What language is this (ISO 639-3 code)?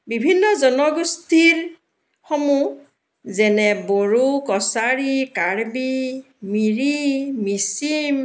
asm